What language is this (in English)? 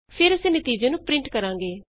Punjabi